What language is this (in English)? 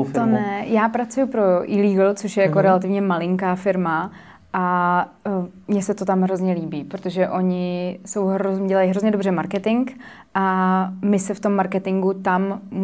Czech